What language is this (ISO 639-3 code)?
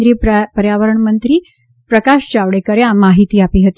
guj